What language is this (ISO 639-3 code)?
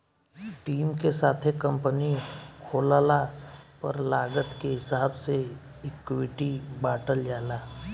bho